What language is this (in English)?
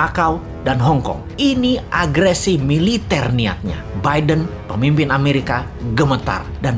Indonesian